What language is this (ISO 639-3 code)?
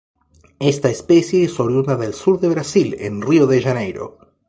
spa